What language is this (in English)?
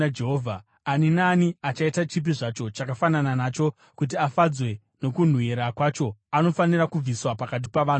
Shona